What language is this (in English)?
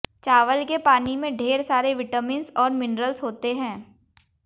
Hindi